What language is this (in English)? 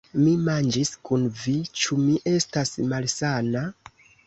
Esperanto